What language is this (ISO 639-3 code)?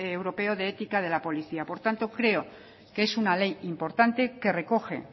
spa